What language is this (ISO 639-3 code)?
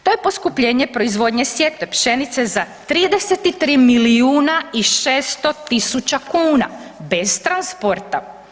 hrv